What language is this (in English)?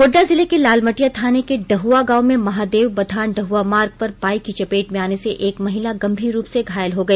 Hindi